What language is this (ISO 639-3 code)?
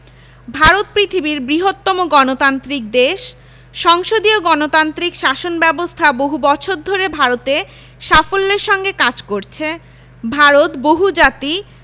ben